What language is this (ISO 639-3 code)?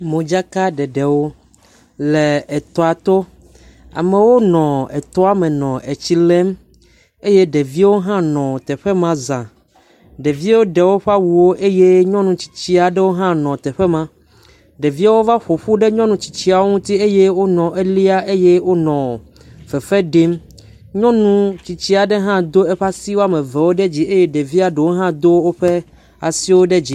ewe